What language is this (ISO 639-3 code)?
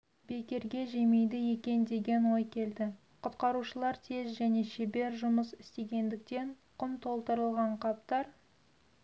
kaz